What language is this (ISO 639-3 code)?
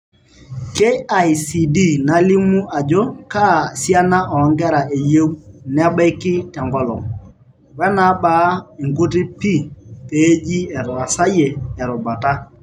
mas